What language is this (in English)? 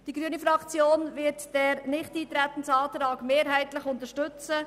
Swiss German